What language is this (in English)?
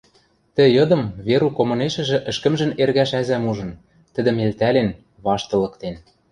Western Mari